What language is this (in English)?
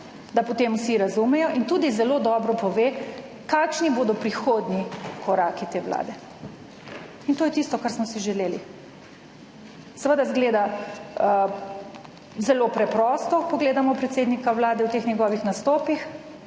Slovenian